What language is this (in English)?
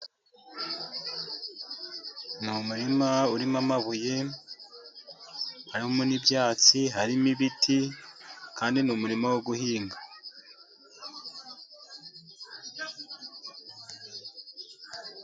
Kinyarwanda